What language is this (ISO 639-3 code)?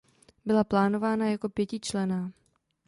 ces